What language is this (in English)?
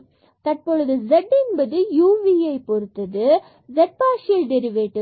Tamil